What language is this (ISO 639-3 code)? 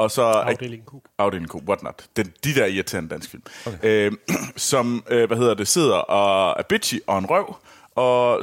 dan